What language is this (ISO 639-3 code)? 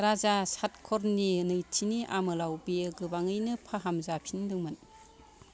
brx